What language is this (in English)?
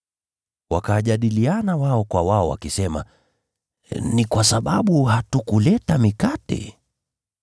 Swahili